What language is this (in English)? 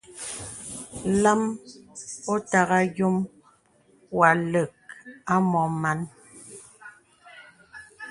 Bebele